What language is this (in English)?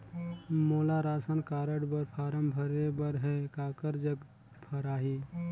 Chhattisgarhi